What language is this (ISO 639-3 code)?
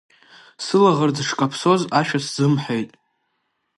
abk